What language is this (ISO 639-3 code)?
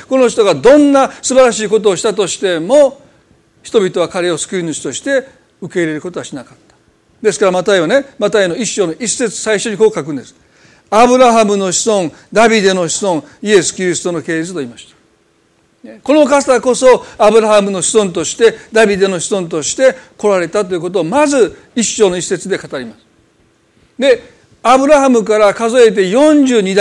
jpn